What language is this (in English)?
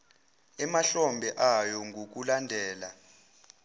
Zulu